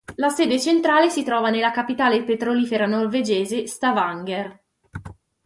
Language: Italian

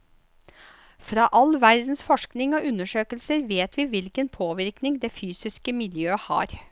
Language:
Norwegian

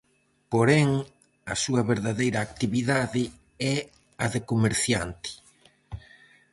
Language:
Galician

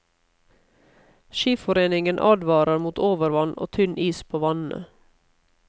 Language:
Norwegian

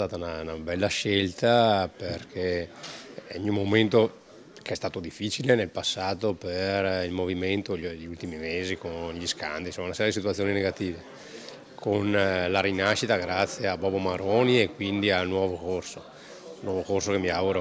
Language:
Italian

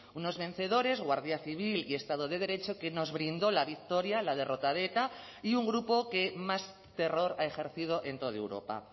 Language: Spanish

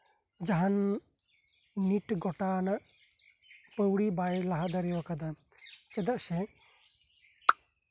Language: Santali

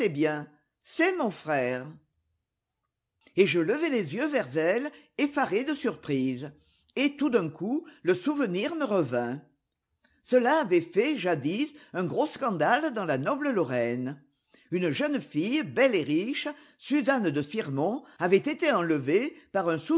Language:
French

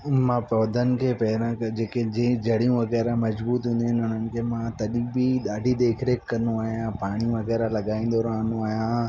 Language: Sindhi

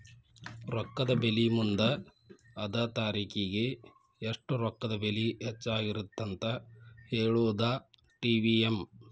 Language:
Kannada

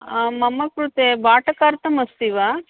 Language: Sanskrit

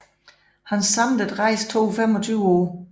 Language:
Danish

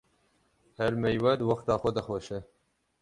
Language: Kurdish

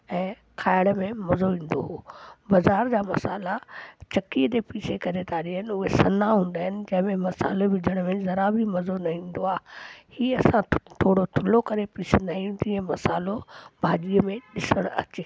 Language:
Sindhi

